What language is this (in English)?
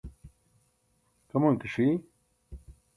Burushaski